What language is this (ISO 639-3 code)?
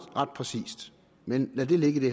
dan